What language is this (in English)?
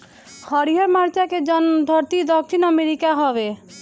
Bhojpuri